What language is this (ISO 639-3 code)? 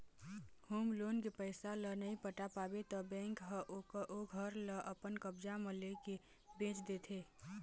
hne